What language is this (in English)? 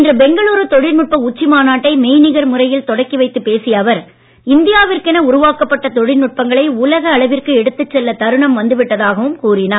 Tamil